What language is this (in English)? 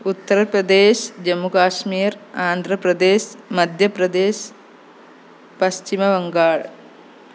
Malayalam